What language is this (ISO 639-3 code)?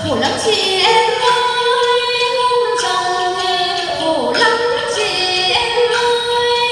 vie